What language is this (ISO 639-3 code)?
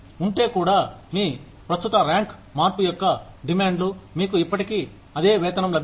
tel